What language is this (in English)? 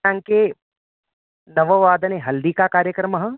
Sanskrit